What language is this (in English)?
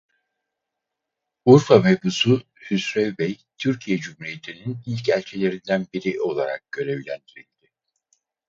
Turkish